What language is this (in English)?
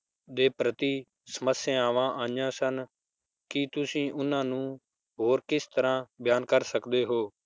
Punjabi